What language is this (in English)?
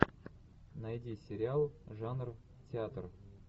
Russian